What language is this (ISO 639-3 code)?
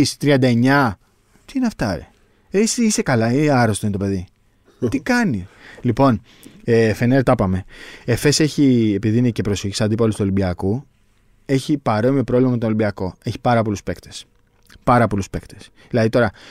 ell